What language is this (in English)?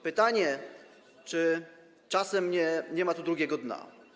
Polish